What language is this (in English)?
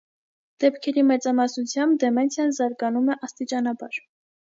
Armenian